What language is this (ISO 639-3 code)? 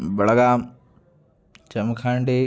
san